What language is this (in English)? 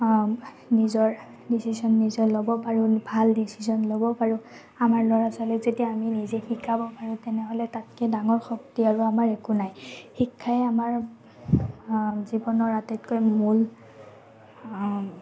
Assamese